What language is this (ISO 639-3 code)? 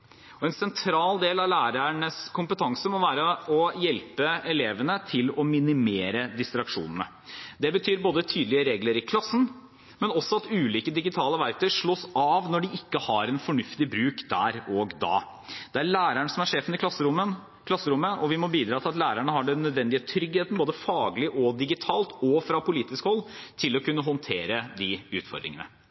nob